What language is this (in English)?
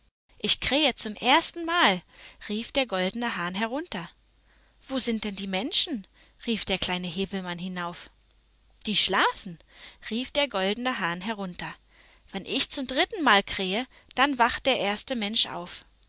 German